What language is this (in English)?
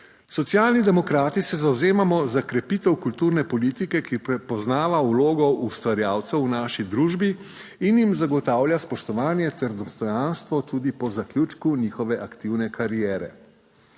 Slovenian